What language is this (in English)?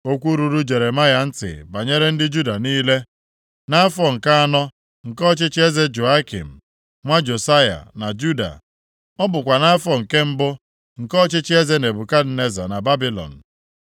Igbo